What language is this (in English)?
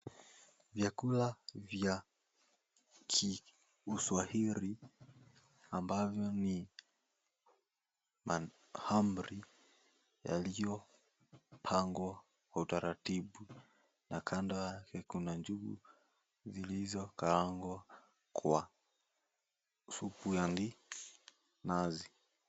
Swahili